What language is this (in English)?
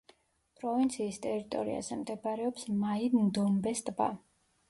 Georgian